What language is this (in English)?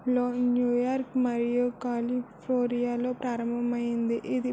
Telugu